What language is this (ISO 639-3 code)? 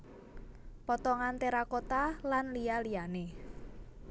jav